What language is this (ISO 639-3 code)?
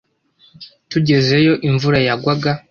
kin